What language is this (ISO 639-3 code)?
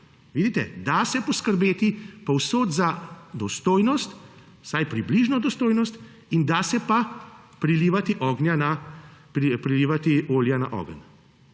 slv